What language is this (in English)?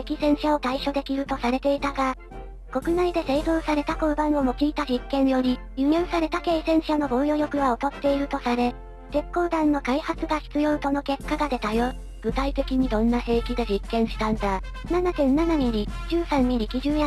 Japanese